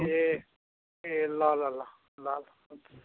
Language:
Nepali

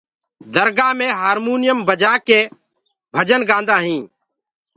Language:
Gurgula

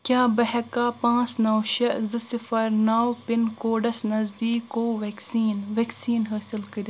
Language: Kashmiri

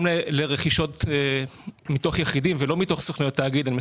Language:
Hebrew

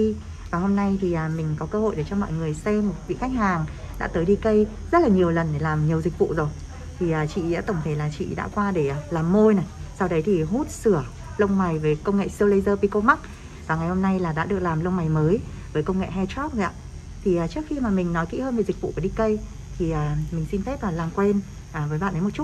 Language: Vietnamese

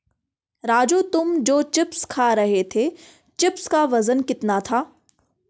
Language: Hindi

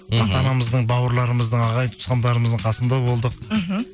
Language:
Kazakh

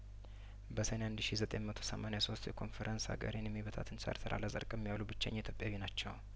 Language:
Amharic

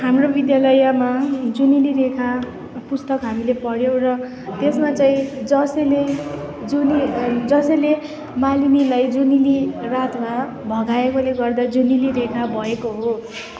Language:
Nepali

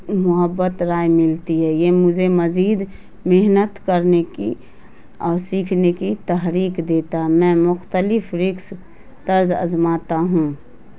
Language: Urdu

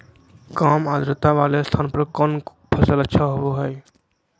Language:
Magahi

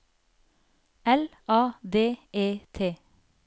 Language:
Norwegian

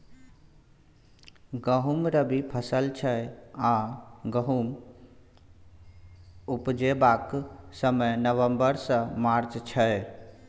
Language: Maithili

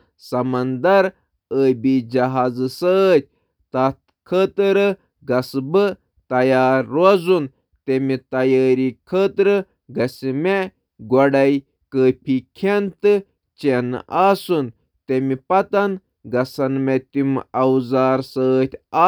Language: Kashmiri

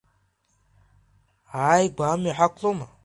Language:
Abkhazian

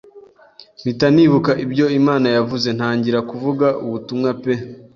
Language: Kinyarwanda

